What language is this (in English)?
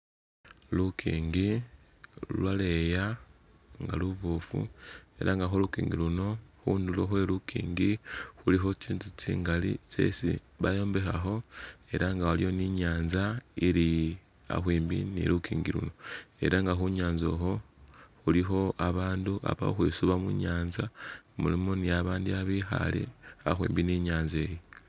Masaaba